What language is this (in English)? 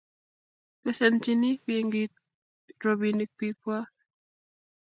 Kalenjin